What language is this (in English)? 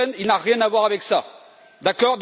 French